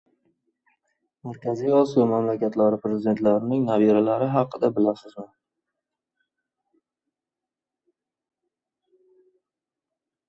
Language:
Uzbek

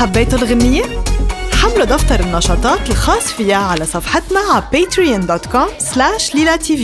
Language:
Arabic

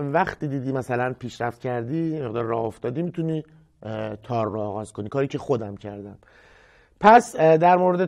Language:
Persian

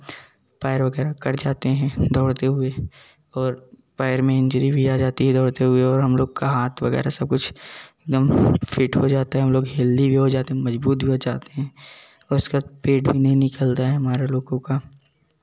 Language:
Hindi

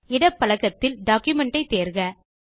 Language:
Tamil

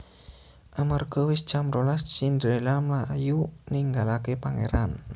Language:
Javanese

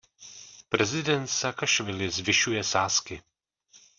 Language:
Czech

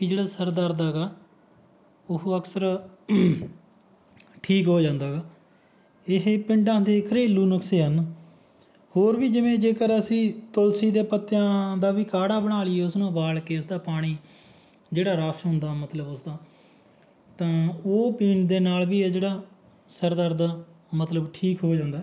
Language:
Punjabi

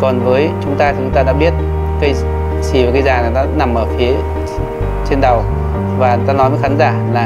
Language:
Vietnamese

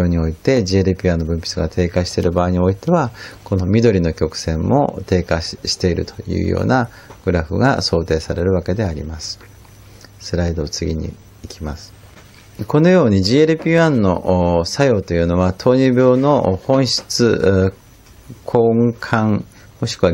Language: Japanese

